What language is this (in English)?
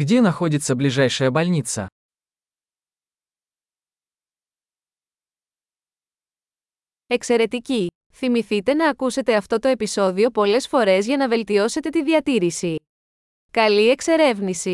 Greek